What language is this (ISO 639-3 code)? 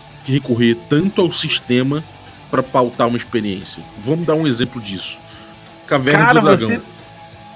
por